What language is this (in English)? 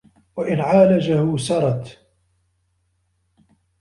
Arabic